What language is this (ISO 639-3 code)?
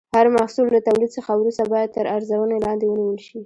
pus